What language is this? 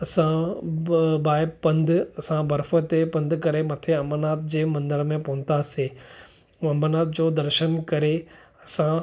Sindhi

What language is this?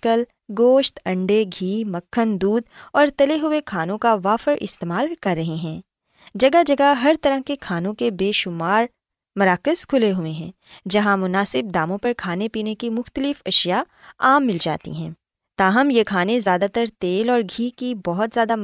Urdu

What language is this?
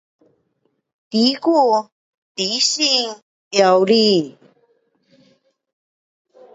Pu-Xian Chinese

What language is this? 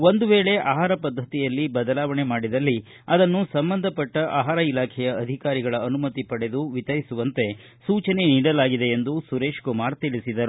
Kannada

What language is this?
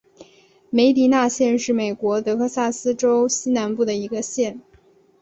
Chinese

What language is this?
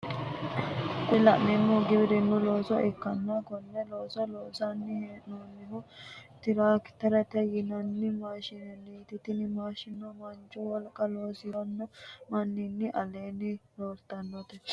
Sidamo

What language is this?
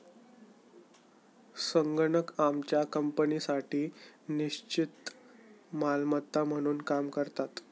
Marathi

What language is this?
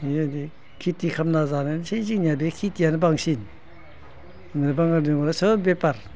Bodo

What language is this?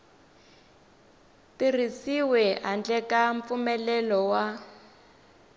Tsonga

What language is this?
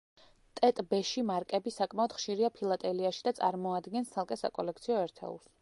Georgian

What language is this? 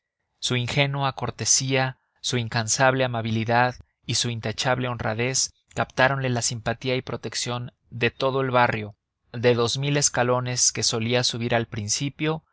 Spanish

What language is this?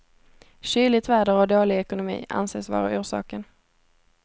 Swedish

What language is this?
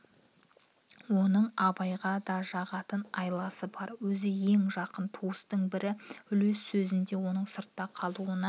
Kazakh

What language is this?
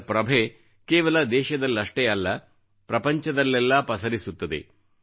Kannada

